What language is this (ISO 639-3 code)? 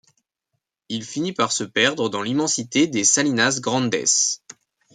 fra